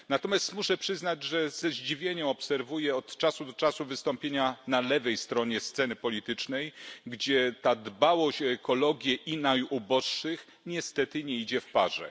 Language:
Polish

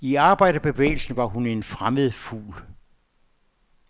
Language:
Danish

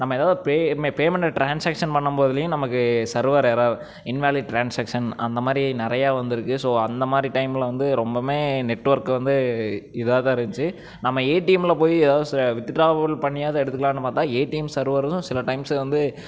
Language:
Tamil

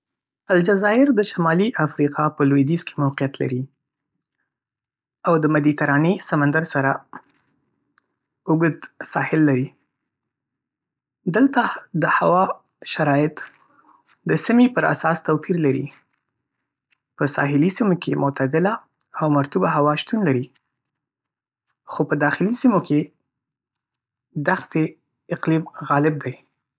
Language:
Pashto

